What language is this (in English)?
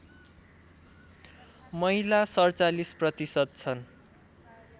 Nepali